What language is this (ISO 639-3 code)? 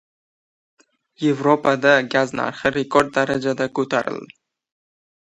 uzb